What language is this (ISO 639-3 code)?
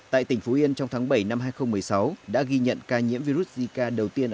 vie